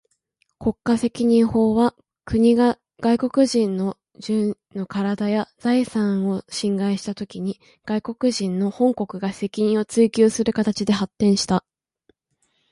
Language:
Japanese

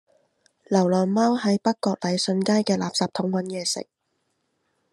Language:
Cantonese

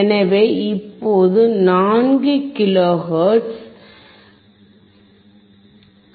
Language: Tamil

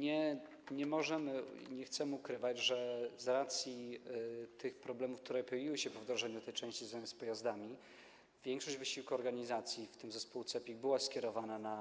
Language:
Polish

